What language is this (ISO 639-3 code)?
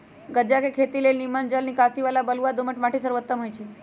mag